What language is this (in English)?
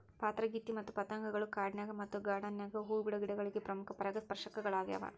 Kannada